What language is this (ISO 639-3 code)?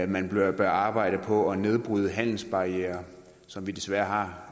dan